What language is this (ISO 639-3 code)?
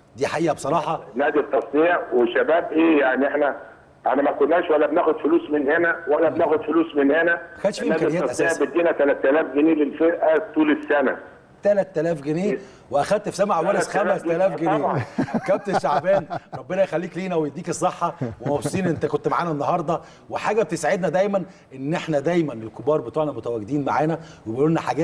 ara